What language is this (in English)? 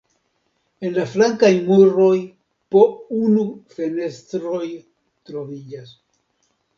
Esperanto